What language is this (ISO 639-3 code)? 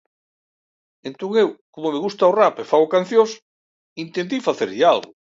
glg